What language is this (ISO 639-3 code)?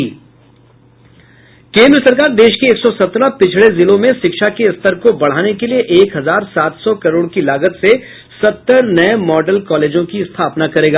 hin